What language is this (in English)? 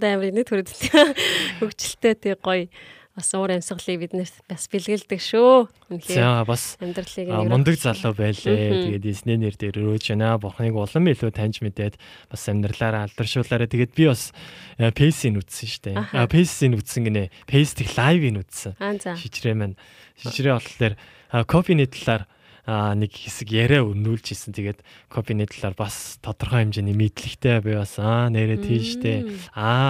Korean